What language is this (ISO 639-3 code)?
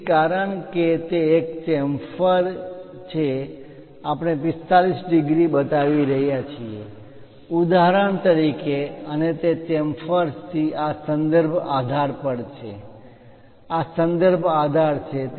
guj